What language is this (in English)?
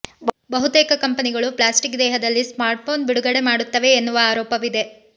Kannada